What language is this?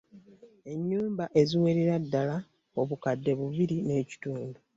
Ganda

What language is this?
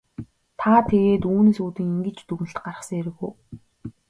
Mongolian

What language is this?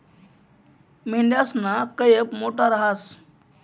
Marathi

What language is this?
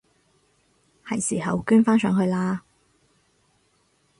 Cantonese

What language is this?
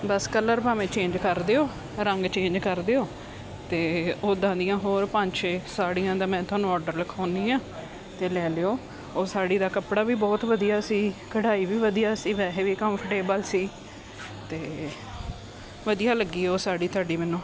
Punjabi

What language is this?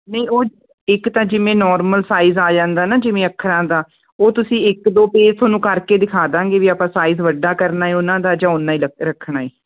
Punjabi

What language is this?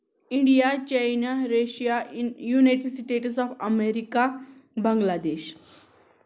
Kashmiri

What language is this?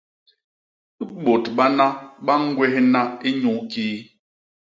Basaa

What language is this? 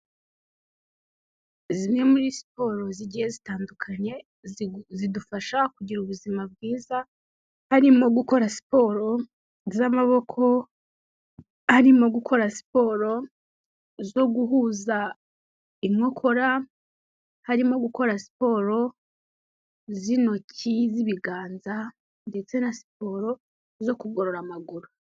Kinyarwanda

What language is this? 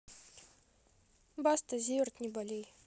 Russian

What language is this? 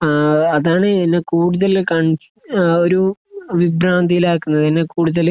Malayalam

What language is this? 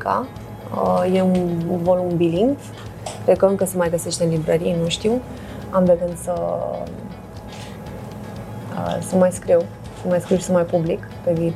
Romanian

